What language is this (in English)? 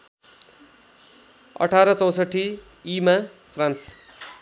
Nepali